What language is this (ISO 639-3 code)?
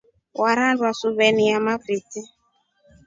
rof